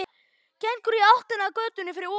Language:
Icelandic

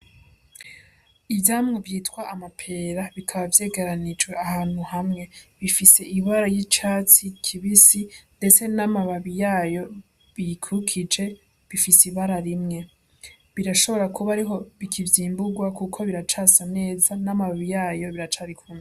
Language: Rundi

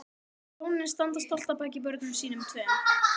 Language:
Icelandic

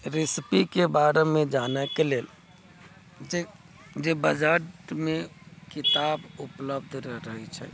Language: Maithili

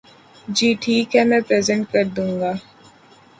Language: Urdu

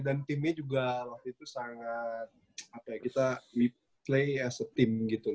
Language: Indonesian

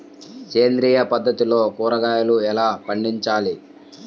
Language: Telugu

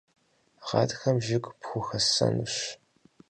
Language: Kabardian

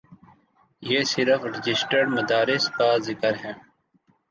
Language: Urdu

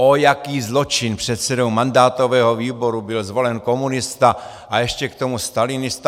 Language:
Czech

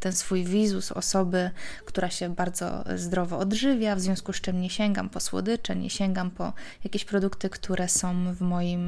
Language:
Polish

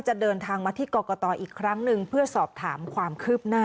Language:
Thai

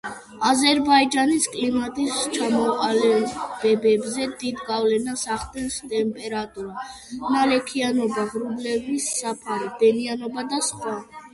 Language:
Georgian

